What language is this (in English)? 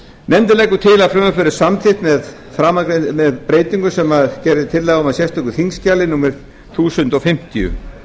Icelandic